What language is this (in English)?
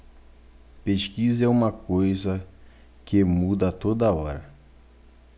Portuguese